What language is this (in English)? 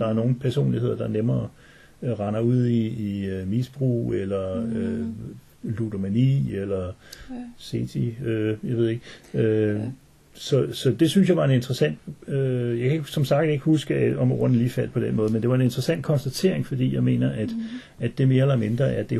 Danish